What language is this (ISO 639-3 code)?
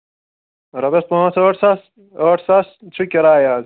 kas